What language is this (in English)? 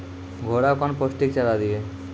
Maithili